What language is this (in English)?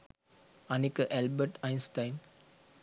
Sinhala